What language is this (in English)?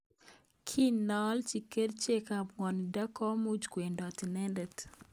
Kalenjin